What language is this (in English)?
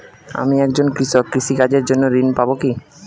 Bangla